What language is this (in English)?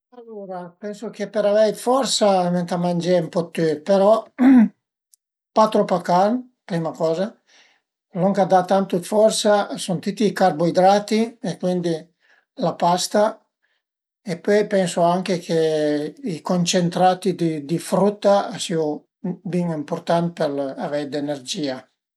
Piedmontese